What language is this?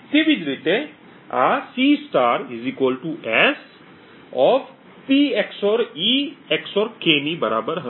Gujarati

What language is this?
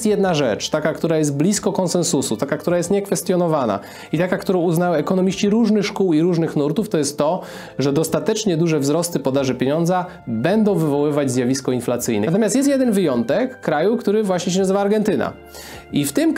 Polish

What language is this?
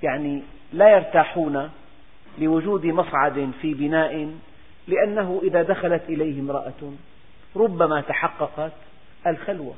Arabic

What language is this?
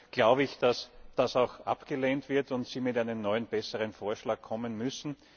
German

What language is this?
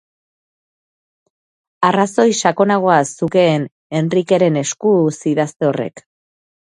Basque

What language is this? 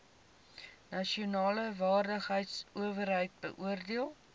Afrikaans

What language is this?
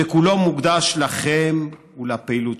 Hebrew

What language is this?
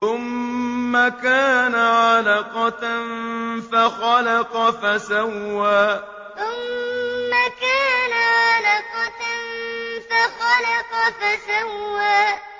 Arabic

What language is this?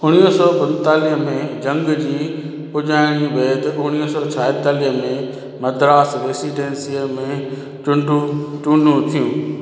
Sindhi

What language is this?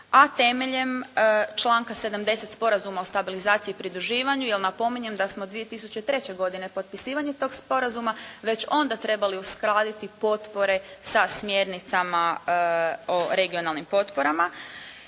Croatian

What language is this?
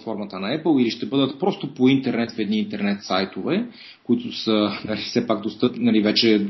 Bulgarian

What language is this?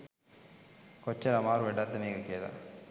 Sinhala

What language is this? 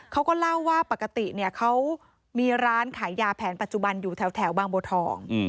Thai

